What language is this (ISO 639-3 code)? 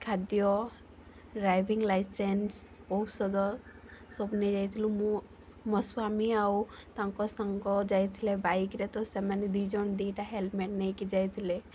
ori